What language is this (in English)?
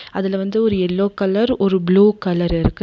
Tamil